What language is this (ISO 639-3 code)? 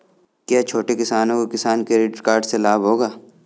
hin